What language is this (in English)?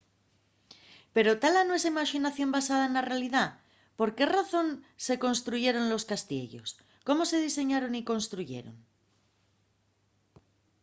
Asturian